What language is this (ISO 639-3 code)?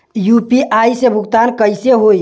bho